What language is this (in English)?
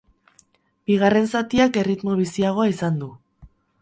Basque